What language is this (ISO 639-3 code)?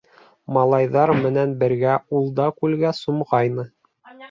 bak